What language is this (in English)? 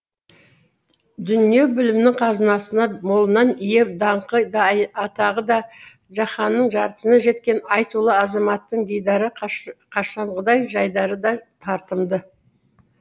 Kazakh